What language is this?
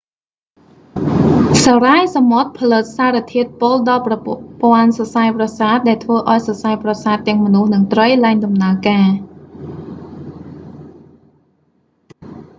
Khmer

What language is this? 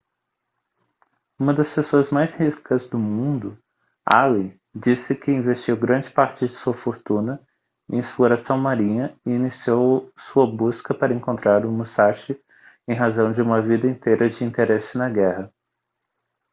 Portuguese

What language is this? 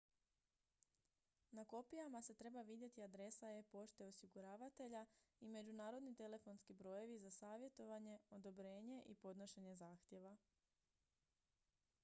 Croatian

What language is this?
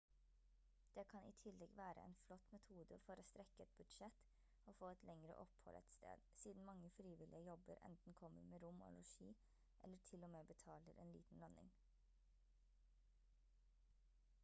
Norwegian Bokmål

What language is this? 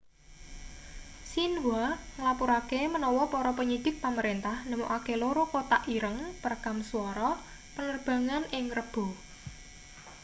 Javanese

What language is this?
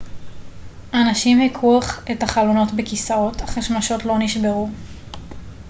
Hebrew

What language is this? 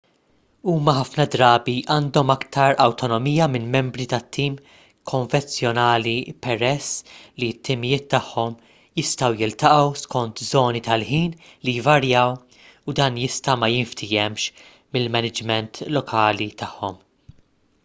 Maltese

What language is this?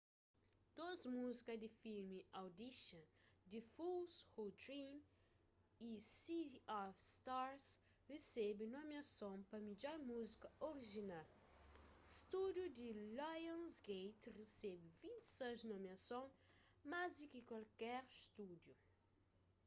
Kabuverdianu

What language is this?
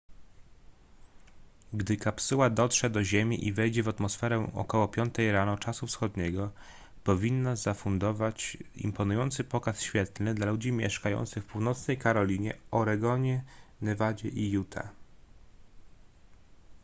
Polish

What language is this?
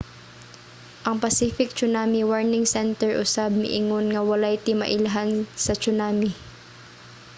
Cebuano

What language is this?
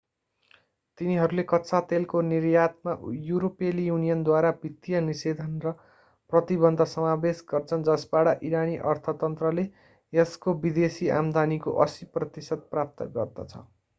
Nepali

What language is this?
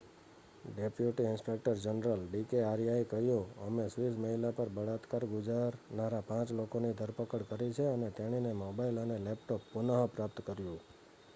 Gujarati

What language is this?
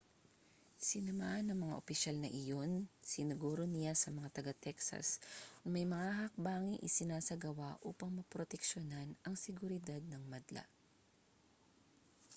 Filipino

